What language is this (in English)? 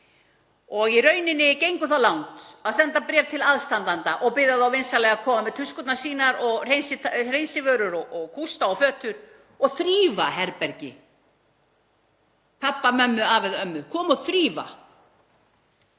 Icelandic